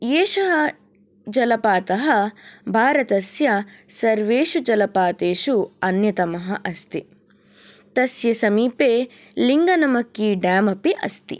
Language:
Sanskrit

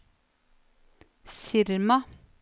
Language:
Norwegian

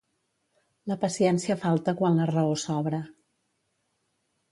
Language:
Catalan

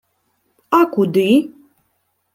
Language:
Ukrainian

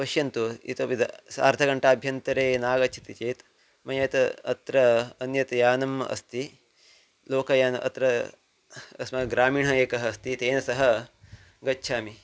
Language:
Sanskrit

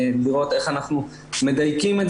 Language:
Hebrew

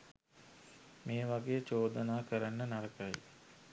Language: Sinhala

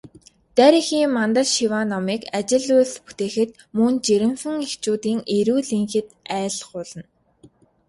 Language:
Mongolian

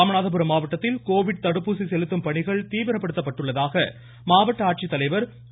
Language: Tamil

